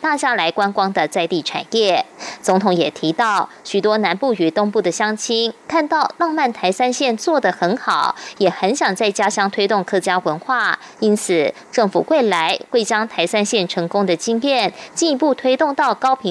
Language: Chinese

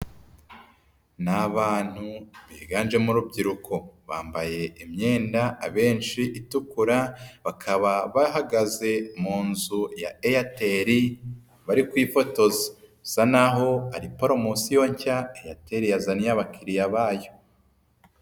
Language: Kinyarwanda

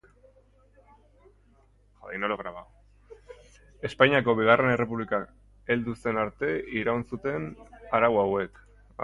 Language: Basque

